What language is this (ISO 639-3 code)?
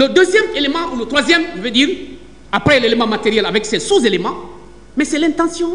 fra